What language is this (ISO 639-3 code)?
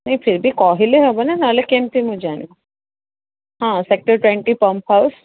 ori